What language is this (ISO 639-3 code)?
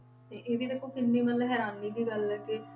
pan